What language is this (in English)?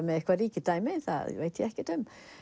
Icelandic